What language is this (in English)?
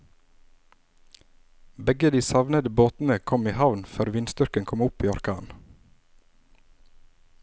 Norwegian